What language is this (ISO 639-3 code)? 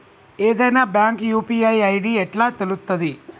tel